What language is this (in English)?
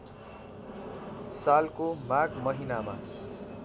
Nepali